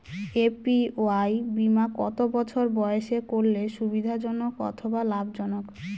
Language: Bangla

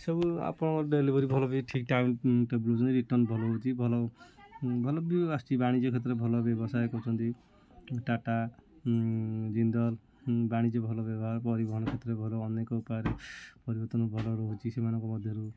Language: Odia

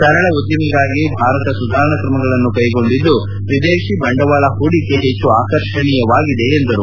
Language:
Kannada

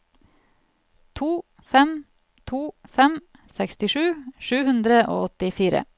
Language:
Norwegian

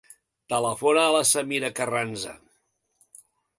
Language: Catalan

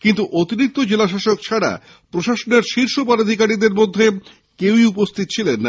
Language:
Bangla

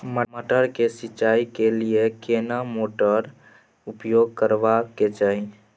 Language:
Maithili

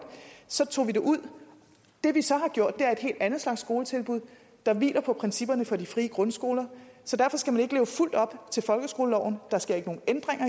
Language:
Danish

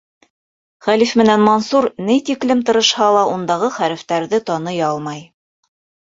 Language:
Bashkir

